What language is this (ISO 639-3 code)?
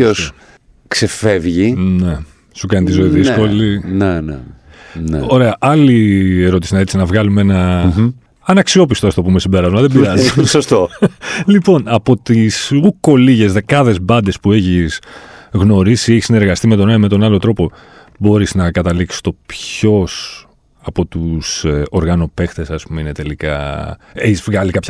ell